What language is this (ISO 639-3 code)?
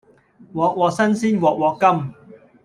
yue